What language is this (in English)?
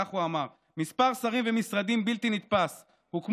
Hebrew